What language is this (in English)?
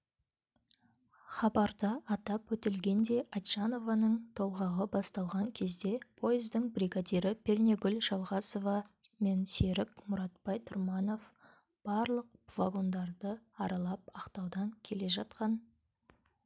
Kazakh